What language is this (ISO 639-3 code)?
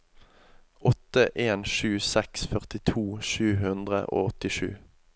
nor